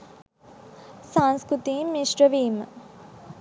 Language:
Sinhala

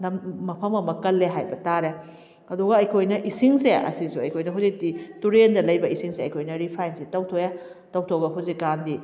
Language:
Manipuri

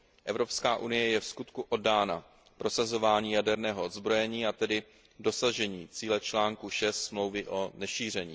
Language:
Czech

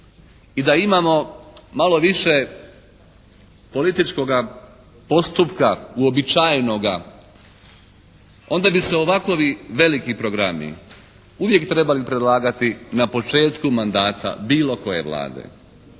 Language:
Croatian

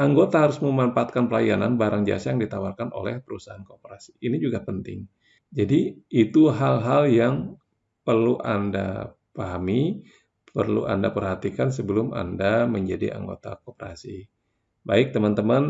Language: Indonesian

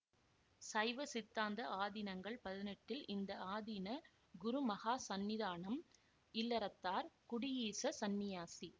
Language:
Tamil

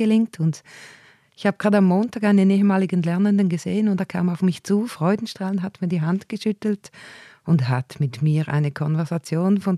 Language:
German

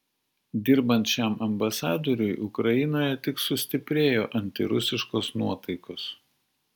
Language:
Lithuanian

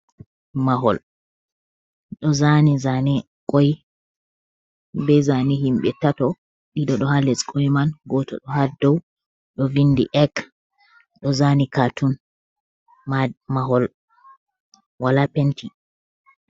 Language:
Fula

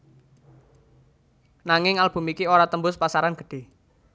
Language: Javanese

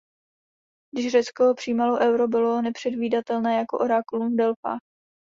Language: Czech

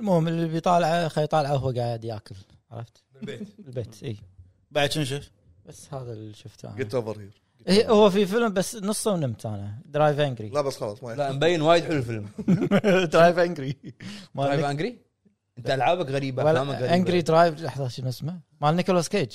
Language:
Arabic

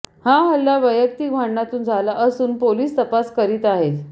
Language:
Marathi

